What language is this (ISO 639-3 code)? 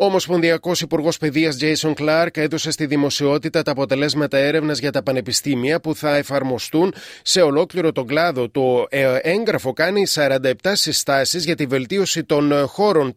ell